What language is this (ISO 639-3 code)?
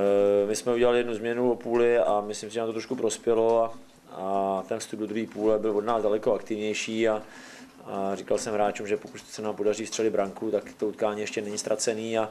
ces